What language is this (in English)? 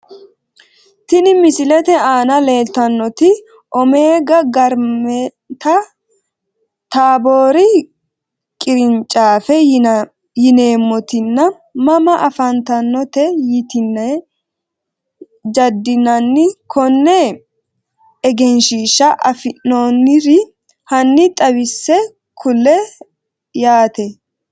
Sidamo